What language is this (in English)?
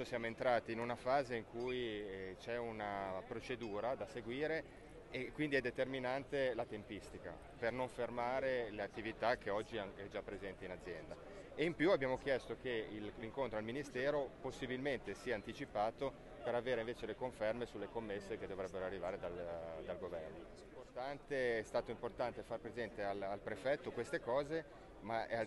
Italian